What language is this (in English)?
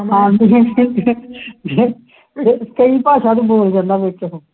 Punjabi